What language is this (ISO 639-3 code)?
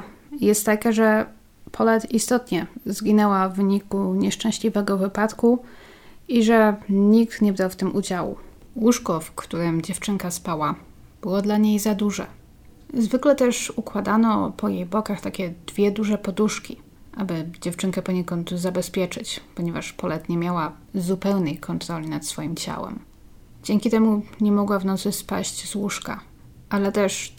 pol